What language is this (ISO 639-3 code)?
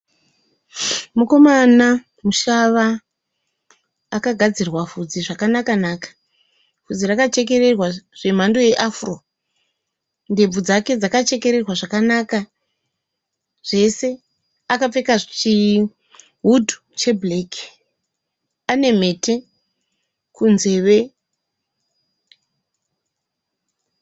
sna